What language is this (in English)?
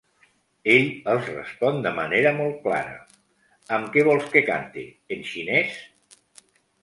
Catalan